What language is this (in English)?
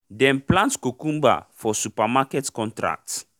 Nigerian Pidgin